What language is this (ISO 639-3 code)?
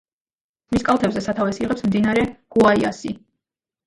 kat